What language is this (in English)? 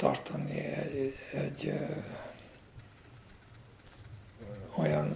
Hungarian